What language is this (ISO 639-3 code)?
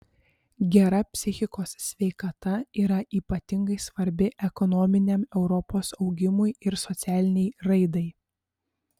lit